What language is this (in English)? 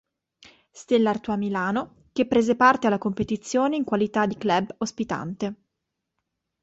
Italian